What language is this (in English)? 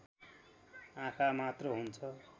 Nepali